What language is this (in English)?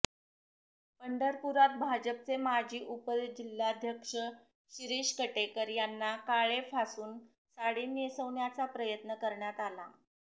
Marathi